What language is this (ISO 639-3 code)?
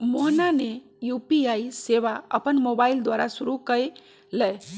mag